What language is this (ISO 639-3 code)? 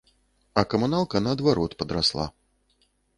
bel